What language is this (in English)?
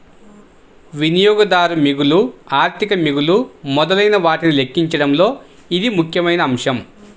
Telugu